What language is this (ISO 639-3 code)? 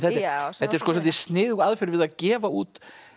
isl